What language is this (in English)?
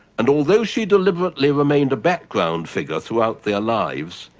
English